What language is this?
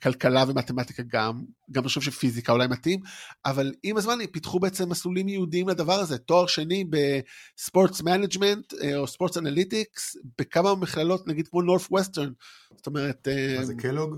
Hebrew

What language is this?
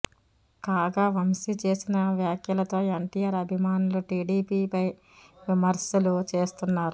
Telugu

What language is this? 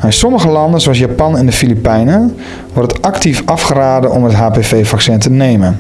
Dutch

